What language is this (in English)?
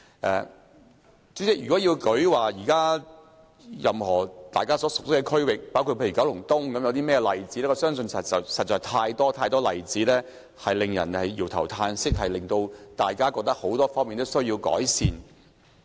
Cantonese